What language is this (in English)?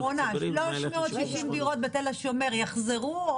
Hebrew